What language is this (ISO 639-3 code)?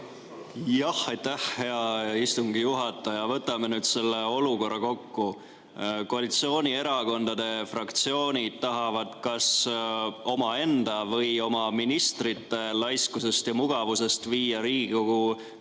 est